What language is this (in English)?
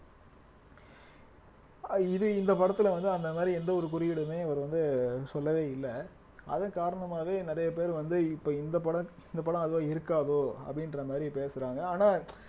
Tamil